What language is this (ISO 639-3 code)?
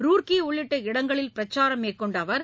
tam